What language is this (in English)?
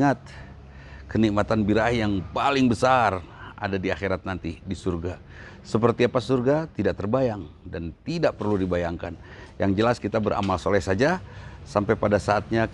Indonesian